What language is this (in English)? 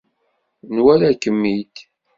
Kabyle